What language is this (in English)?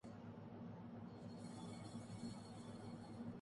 Urdu